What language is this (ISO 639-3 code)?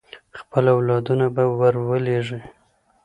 pus